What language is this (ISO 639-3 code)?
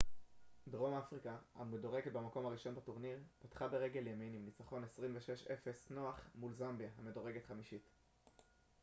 heb